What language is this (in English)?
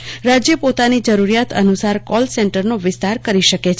Gujarati